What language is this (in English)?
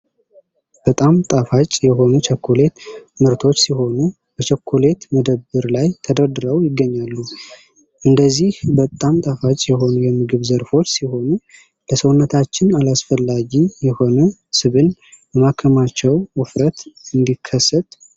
Amharic